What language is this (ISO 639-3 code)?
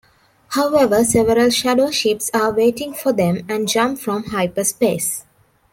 eng